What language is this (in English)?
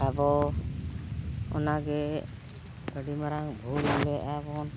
Santali